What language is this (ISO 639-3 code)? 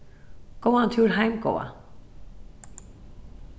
fao